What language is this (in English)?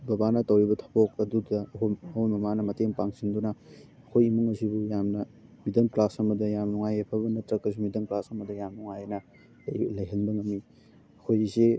Manipuri